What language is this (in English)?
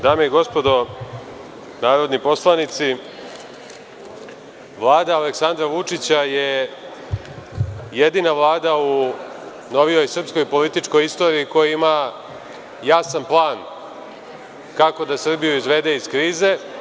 Serbian